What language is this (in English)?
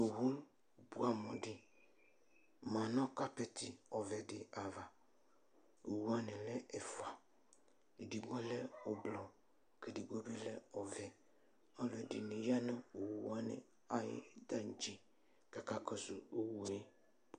Ikposo